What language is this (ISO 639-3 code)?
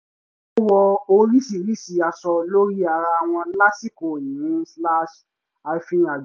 yor